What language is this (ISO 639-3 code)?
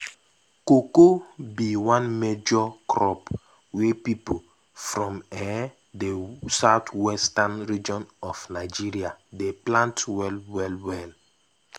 pcm